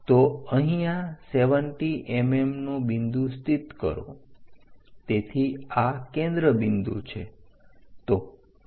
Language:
Gujarati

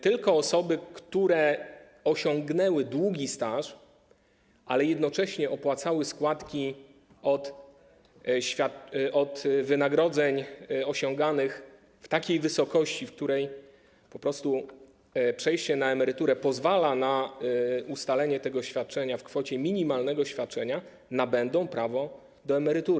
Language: Polish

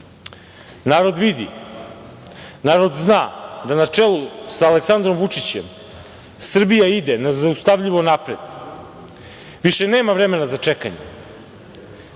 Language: Serbian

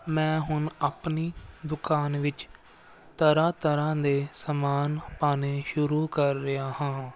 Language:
Punjabi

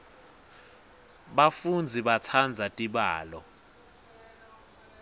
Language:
Swati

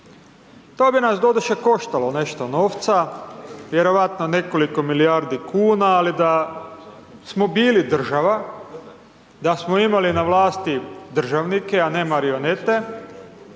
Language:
Croatian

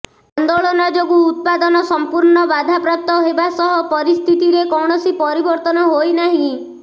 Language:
Odia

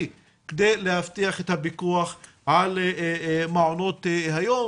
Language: Hebrew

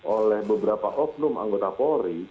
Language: Indonesian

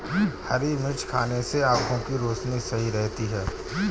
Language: Hindi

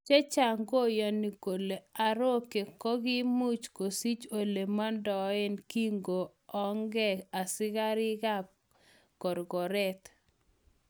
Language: Kalenjin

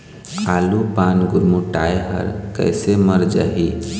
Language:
Chhattisgarhi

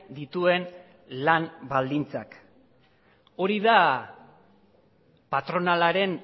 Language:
Basque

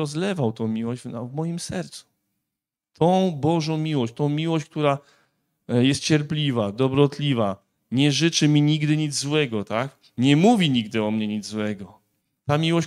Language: Polish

